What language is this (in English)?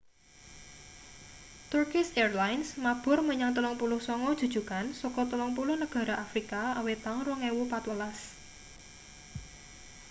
Javanese